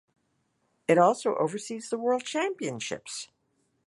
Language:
English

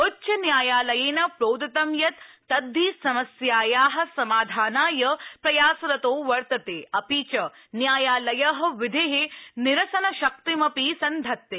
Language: Sanskrit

